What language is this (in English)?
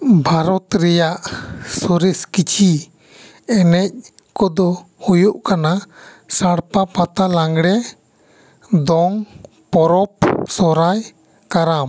Santali